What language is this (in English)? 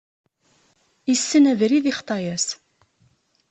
Kabyle